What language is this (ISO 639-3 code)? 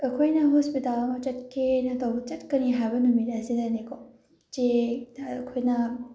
mni